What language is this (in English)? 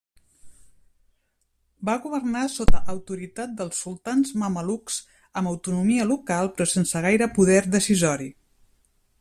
Catalan